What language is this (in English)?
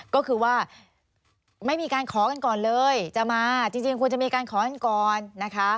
Thai